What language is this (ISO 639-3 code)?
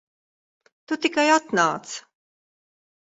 lav